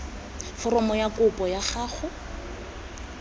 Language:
Tswana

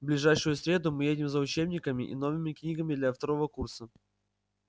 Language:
Russian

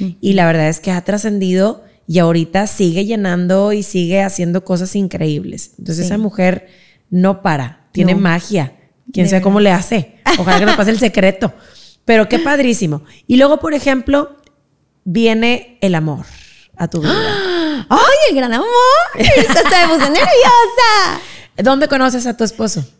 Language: Spanish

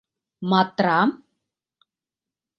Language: Mari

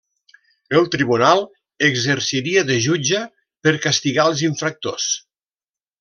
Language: Catalan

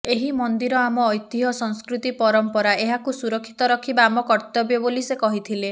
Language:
Odia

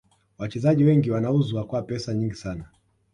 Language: Swahili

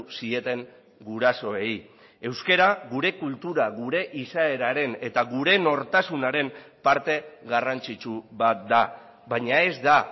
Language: Basque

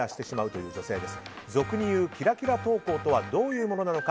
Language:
Japanese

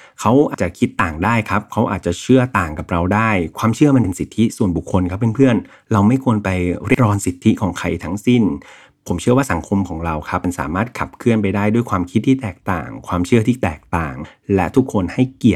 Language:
Thai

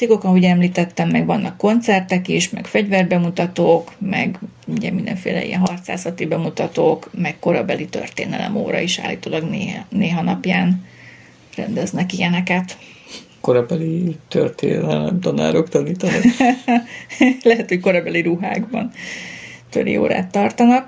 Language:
Hungarian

